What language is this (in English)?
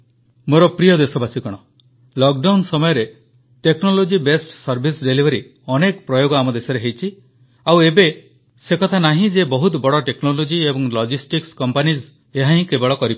Odia